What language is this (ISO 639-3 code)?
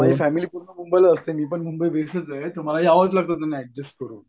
mar